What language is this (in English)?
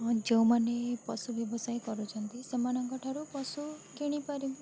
Odia